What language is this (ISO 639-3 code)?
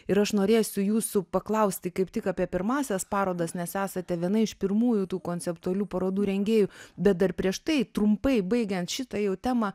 lit